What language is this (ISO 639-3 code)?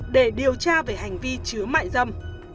vie